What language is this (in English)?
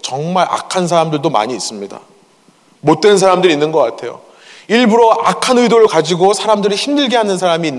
Korean